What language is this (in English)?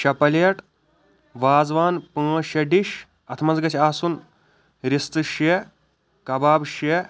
Kashmiri